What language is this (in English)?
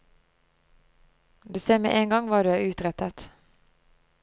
Norwegian